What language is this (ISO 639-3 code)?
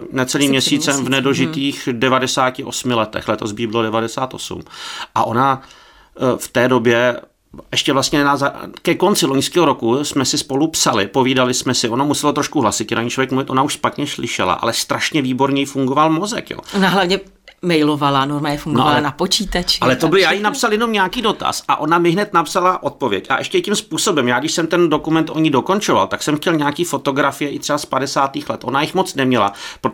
ces